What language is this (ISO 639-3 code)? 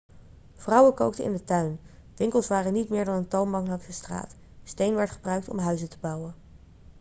nld